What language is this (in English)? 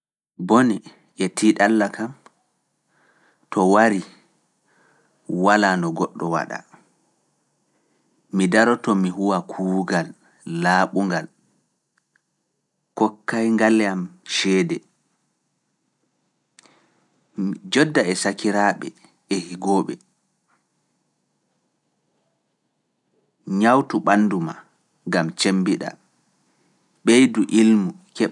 Fula